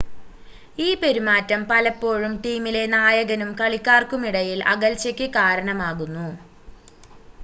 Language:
Malayalam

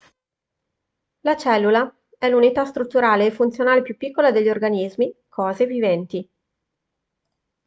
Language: Italian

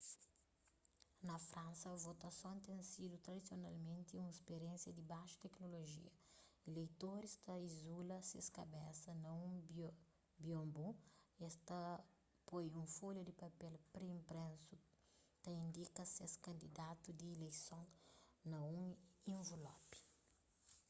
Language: Kabuverdianu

